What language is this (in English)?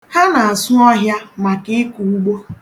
Igbo